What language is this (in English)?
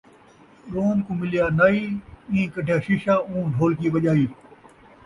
Saraiki